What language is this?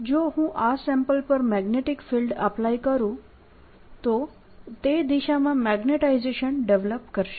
Gujarati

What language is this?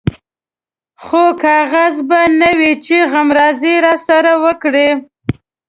Pashto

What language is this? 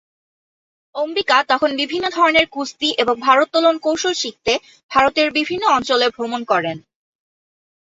Bangla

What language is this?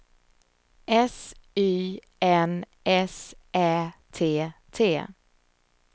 Swedish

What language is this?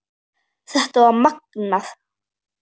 Icelandic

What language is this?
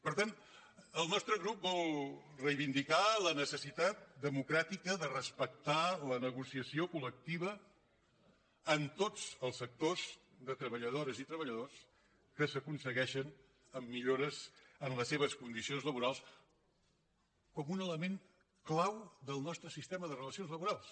Catalan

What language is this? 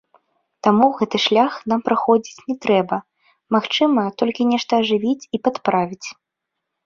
Belarusian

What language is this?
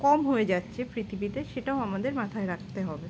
Bangla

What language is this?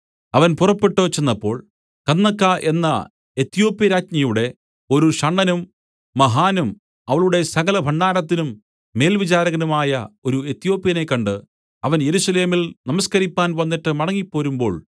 Malayalam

